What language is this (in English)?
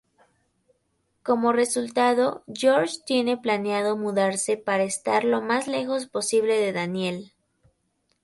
Spanish